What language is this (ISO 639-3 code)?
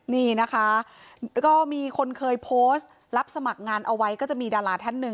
tha